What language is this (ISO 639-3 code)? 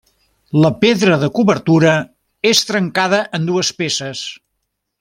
cat